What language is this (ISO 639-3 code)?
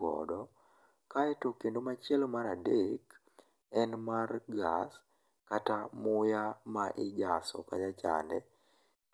luo